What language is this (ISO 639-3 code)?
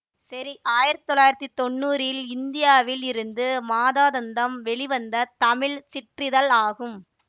tam